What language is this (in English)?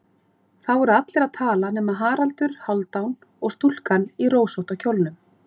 Icelandic